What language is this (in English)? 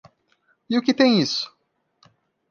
Portuguese